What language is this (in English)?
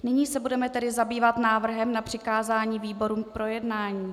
Czech